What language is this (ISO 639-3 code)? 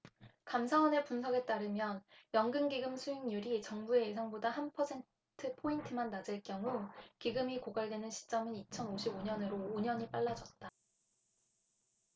kor